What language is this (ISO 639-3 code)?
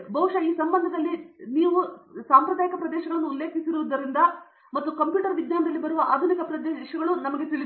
kan